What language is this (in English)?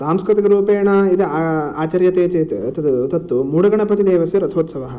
Sanskrit